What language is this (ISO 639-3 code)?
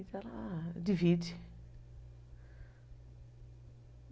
por